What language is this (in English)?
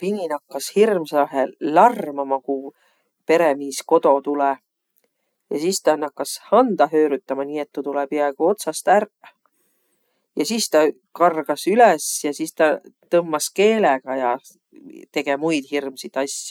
Võro